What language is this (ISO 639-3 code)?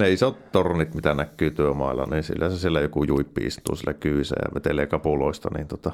fin